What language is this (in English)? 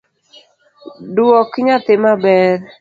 Luo (Kenya and Tanzania)